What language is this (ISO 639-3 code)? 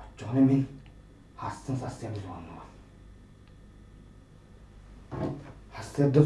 tur